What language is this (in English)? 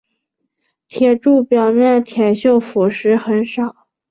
Chinese